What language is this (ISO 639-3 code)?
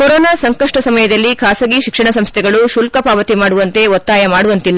kan